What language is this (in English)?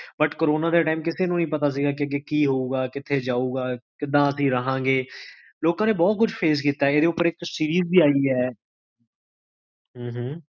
Punjabi